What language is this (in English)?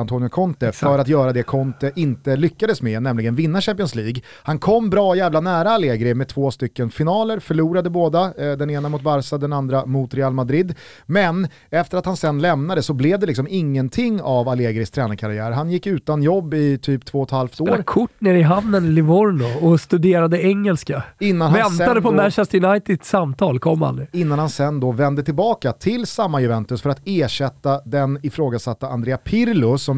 Swedish